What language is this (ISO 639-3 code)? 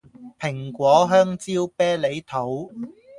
yue